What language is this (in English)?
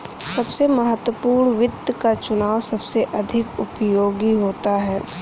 Hindi